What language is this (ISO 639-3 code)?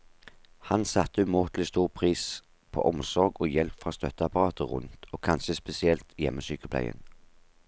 nor